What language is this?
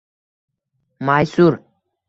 Uzbek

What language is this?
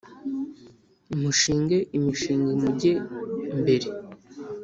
Kinyarwanda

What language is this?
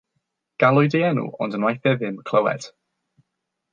Welsh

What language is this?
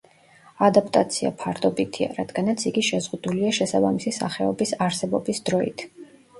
Georgian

